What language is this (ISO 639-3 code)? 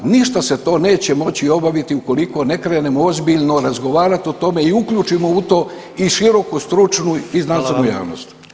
hrv